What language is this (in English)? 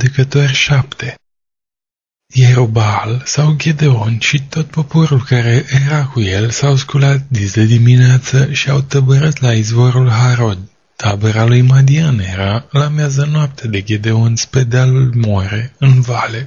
Romanian